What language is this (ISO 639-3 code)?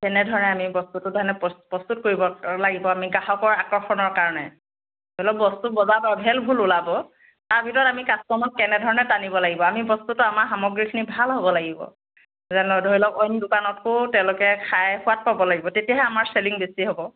asm